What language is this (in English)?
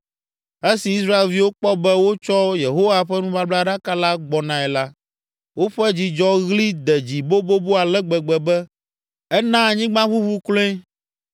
Ewe